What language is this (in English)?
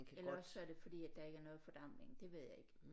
Danish